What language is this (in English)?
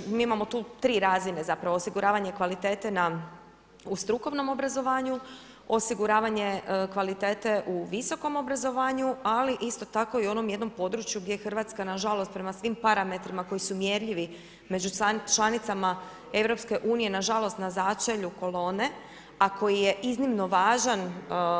Croatian